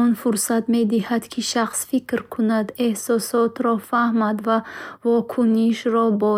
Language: Bukharic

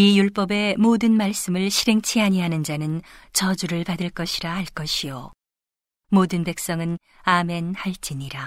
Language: Korean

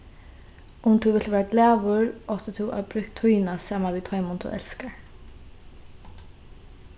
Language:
Faroese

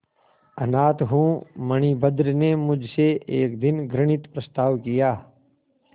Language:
Hindi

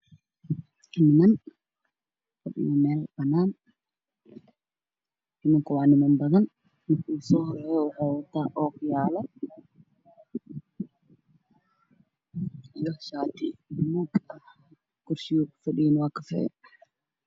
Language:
Somali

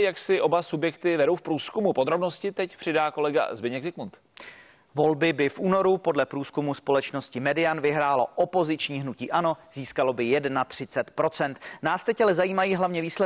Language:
Czech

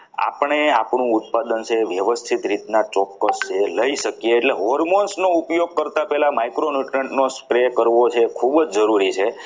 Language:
Gujarati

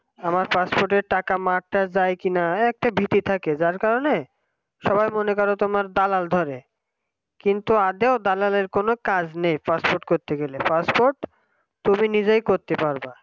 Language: Bangla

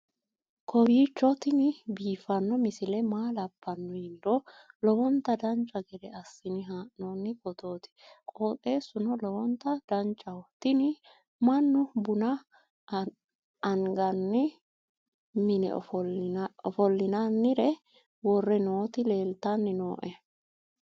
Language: Sidamo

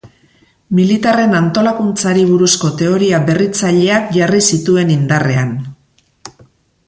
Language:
Basque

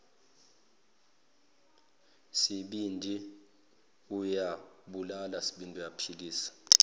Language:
Zulu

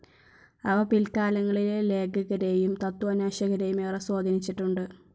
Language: Malayalam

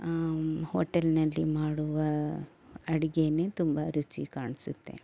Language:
Kannada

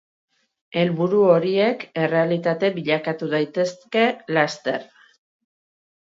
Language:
Basque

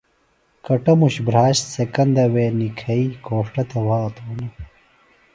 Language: Phalura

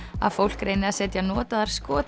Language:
Icelandic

